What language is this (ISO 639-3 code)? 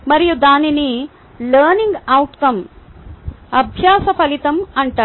tel